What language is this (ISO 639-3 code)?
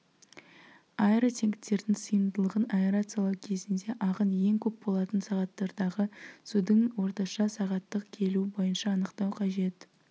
kaz